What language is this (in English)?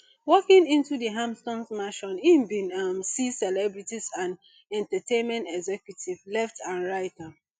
Nigerian Pidgin